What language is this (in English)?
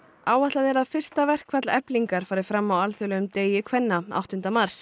Icelandic